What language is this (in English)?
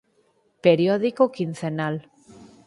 Galician